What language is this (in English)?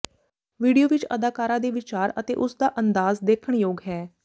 Punjabi